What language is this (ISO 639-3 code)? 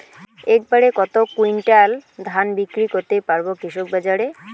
ben